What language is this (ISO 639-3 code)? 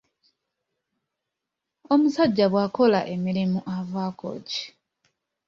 lug